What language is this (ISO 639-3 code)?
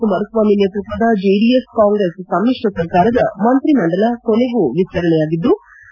kan